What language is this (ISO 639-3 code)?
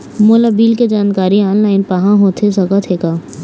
hne